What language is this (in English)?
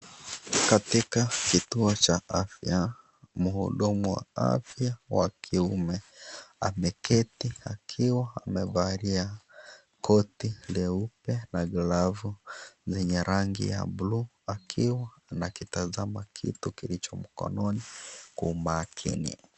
Swahili